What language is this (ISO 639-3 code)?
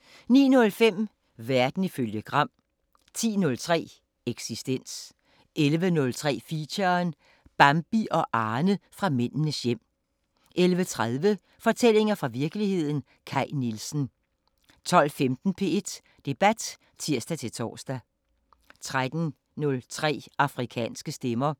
dan